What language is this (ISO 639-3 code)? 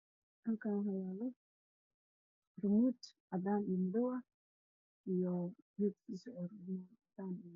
som